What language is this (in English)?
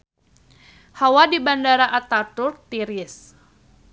Sundanese